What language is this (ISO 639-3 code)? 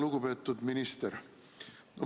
est